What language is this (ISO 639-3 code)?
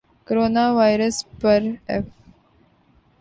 urd